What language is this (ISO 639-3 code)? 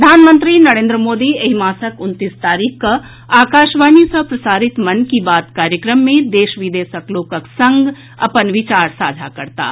mai